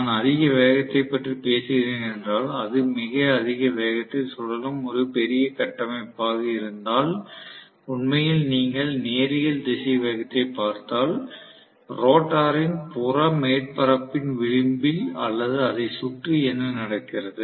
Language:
Tamil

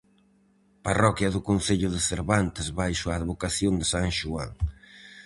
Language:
Galician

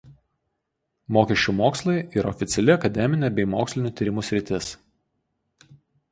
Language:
Lithuanian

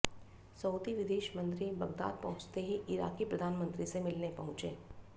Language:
Hindi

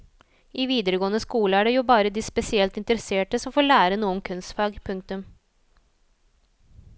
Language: Norwegian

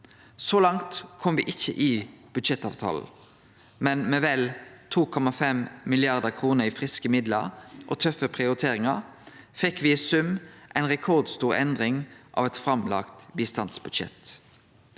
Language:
Norwegian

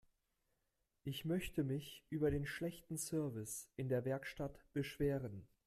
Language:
German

